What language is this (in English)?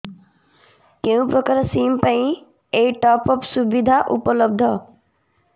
Odia